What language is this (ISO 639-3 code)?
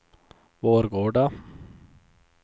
swe